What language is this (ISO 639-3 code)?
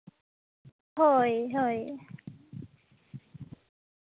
sat